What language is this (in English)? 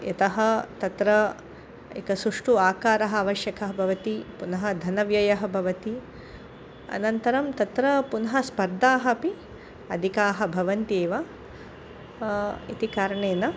Sanskrit